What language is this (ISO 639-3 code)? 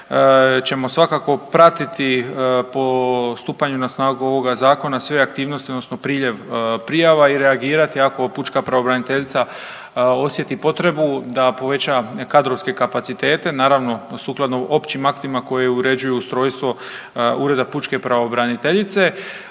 hrv